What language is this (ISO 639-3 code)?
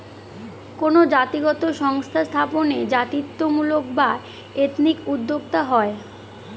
ben